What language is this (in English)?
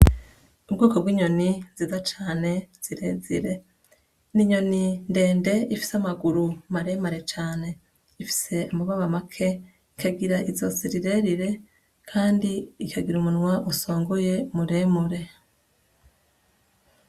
Rundi